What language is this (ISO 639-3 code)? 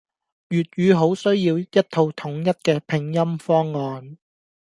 yue